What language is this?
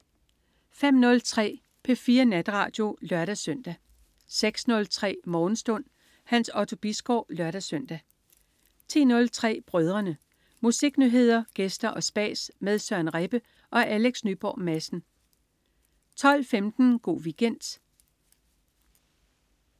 Danish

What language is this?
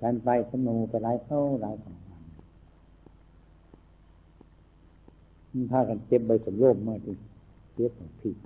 Thai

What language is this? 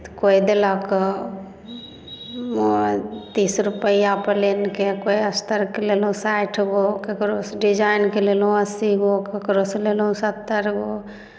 Maithili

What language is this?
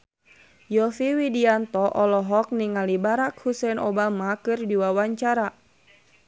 Sundanese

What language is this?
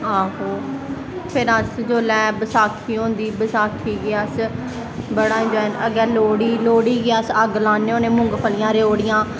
Dogri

